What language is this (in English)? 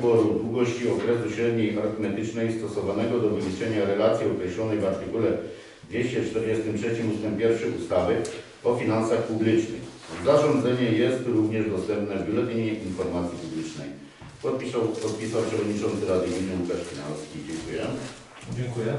Polish